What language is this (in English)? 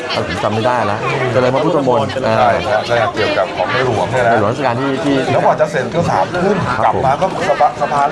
Thai